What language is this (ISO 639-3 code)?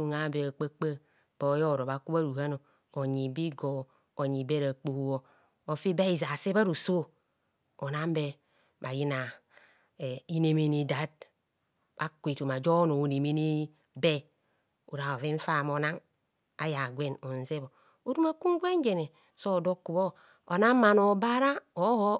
bcs